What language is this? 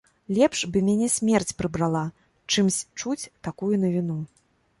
Belarusian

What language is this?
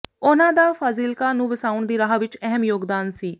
Punjabi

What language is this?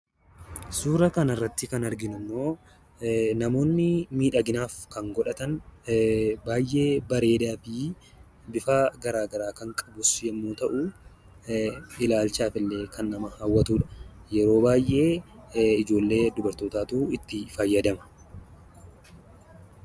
Oromo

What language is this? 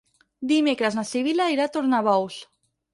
Catalan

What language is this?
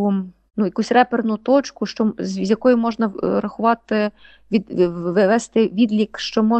Ukrainian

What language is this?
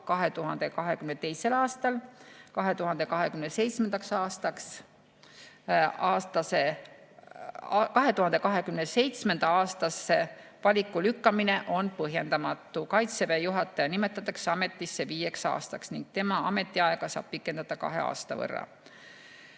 Estonian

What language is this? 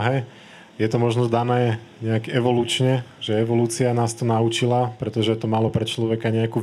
Slovak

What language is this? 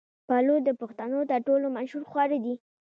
Pashto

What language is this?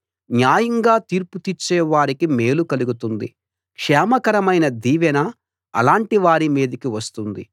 Telugu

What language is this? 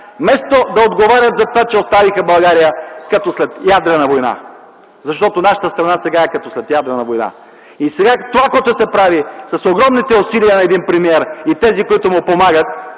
Bulgarian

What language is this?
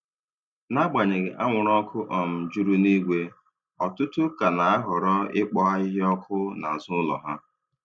Igbo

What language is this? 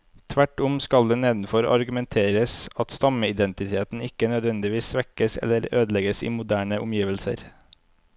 Norwegian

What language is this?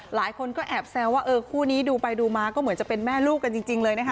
Thai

